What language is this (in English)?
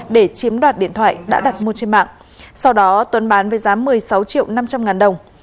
Vietnamese